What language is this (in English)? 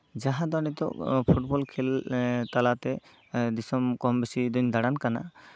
Santali